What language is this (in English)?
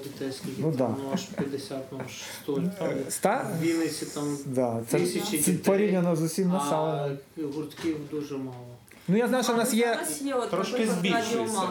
Ukrainian